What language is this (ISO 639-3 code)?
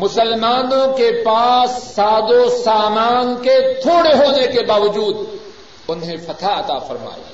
urd